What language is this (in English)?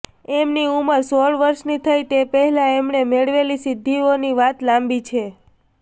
Gujarati